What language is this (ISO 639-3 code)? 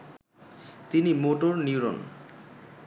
ben